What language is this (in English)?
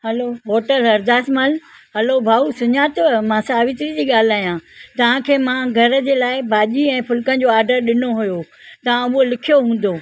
Sindhi